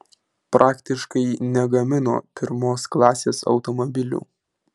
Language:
Lithuanian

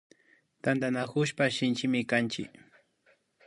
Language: Imbabura Highland Quichua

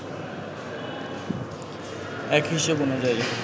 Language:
Bangla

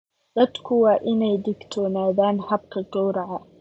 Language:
Somali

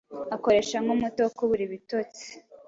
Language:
Kinyarwanda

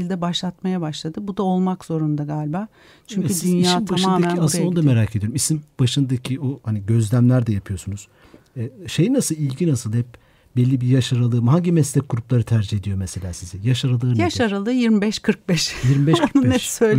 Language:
Turkish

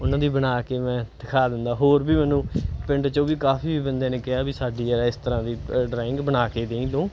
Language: Punjabi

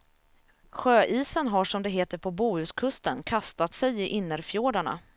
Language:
Swedish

